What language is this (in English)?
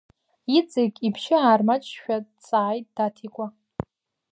Abkhazian